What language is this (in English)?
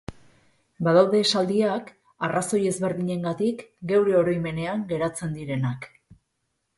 Basque